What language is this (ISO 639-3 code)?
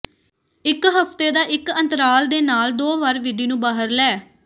pan